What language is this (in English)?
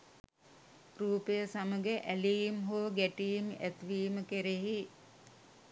Sinhala